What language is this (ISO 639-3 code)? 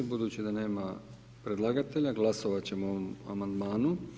hrv